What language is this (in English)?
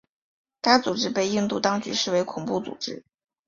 Chinese